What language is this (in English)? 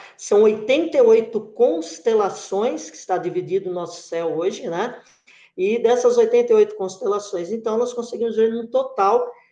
Portuguese